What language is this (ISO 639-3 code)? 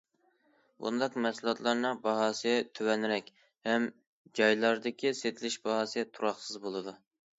uig